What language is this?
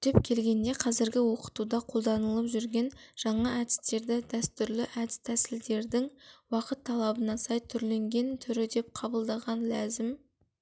Kazakh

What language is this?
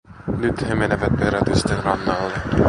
Finnish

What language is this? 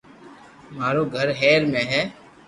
Loarki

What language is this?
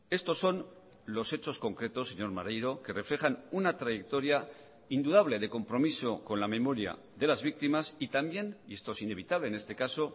Spanish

